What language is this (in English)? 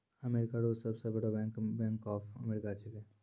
Maithili